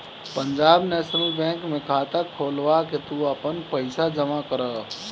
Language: Bhojpuri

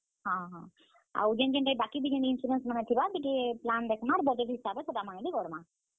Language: Odia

